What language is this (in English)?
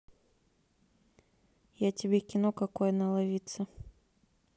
Russian